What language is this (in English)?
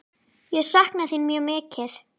Icelandic